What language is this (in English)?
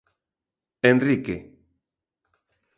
Galician